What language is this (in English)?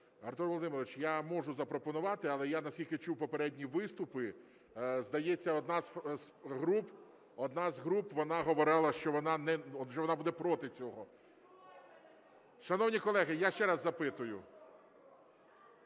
Ukrainian